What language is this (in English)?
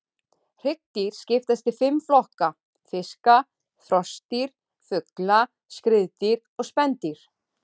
Icelandic